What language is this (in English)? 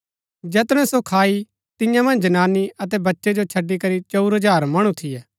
Gaddi